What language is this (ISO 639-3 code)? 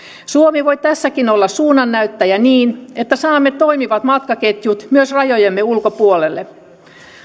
fin